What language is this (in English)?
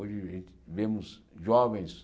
Portuguese